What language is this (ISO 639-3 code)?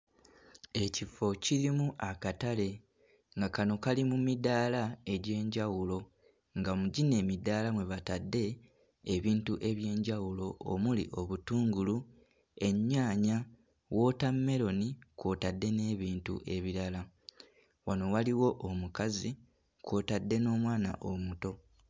lug